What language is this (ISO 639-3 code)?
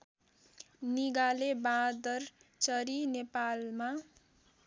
nep